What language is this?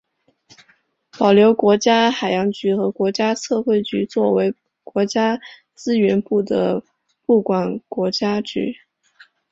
Chinese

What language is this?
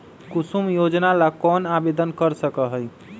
Magahi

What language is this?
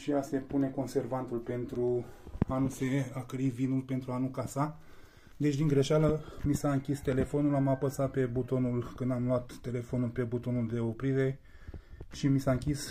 Romanian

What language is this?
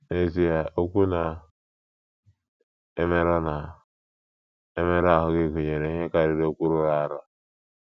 Igbo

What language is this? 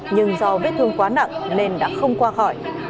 Vietnamese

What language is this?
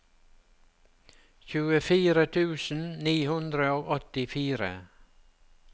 Norwegian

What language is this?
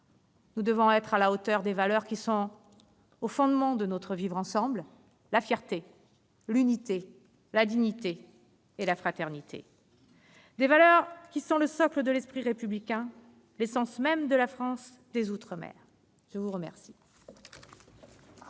French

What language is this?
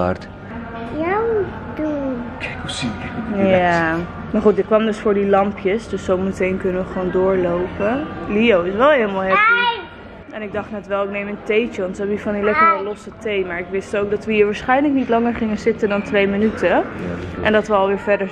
Dutch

